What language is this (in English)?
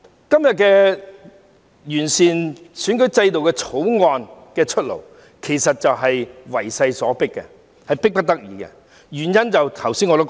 Cantonese